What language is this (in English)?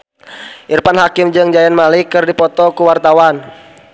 Sundanese